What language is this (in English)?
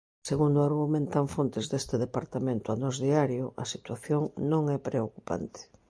Galician